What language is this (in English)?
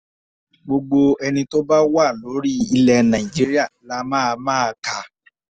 Yoruba